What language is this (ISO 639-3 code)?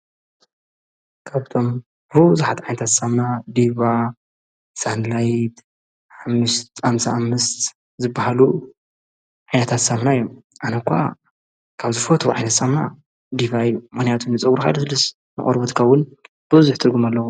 tir